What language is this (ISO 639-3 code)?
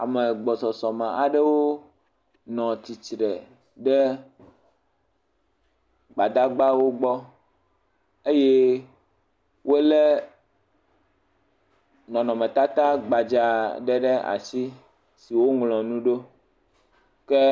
ewe